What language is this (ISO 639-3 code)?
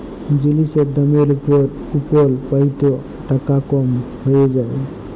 ben